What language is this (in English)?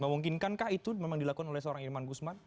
Indonesian